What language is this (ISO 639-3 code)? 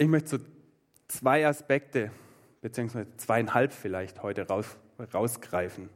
deu